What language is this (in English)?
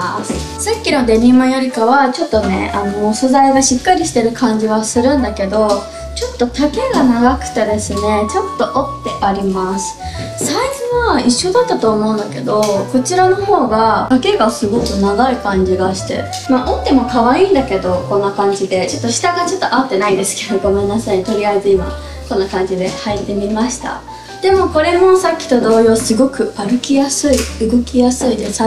Japanese